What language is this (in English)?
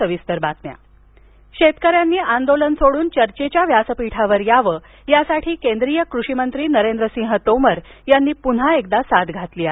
Marathi